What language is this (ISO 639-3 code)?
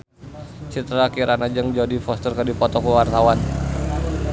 sun